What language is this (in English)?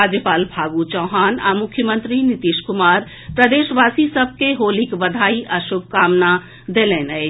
Maithili